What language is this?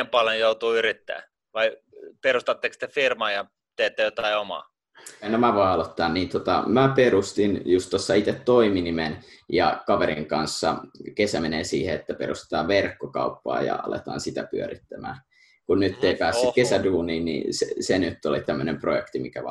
Finnish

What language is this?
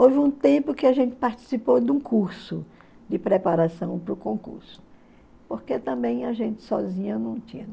Portuguese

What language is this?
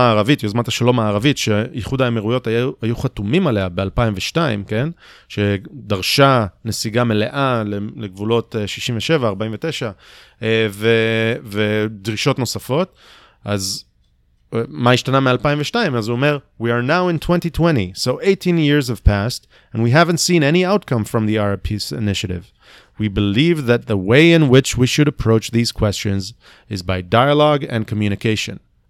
Hebrew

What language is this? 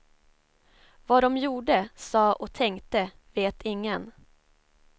Swedish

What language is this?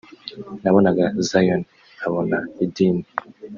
Kinyarwanda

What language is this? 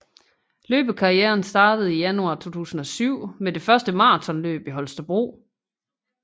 Danish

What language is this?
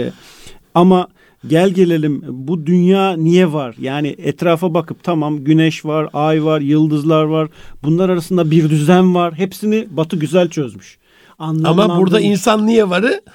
Turkish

